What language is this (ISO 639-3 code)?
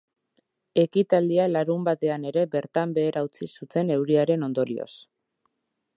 eus